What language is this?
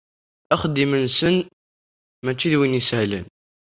Kabyle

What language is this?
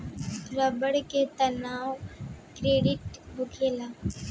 Bhojpuri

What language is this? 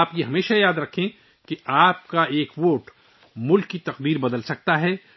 Urdu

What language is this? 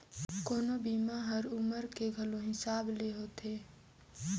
Chhattisgarhi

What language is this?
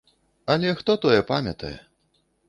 Belarusian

